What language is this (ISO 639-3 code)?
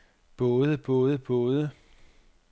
dan